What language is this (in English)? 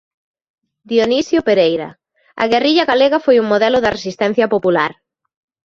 Galician